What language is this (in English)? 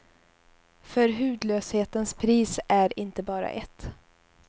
Swedish